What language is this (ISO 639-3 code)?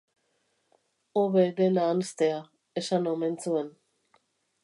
eus